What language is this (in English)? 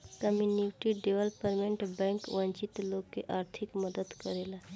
Bhojpuri